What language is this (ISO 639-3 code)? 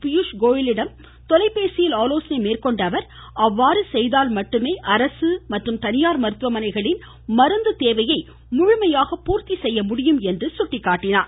tam